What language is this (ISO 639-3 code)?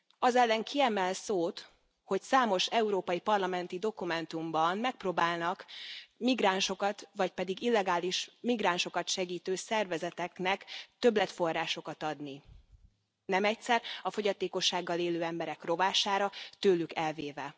hun